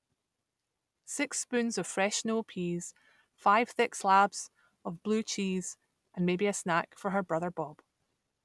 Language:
English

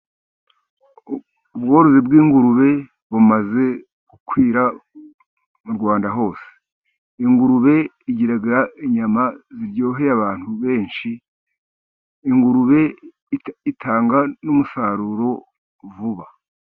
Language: Kinyarwanda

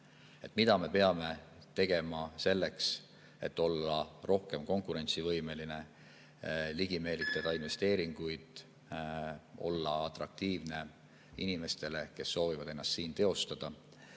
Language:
Estonian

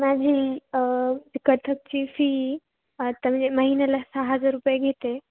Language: Marathi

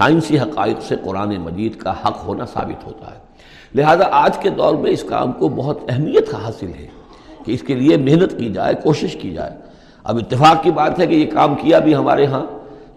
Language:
Urdu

